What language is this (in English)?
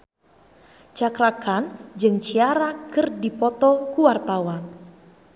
Sundanese